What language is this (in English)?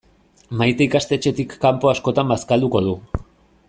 Basque